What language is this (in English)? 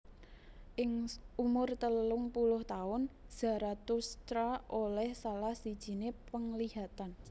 Javanese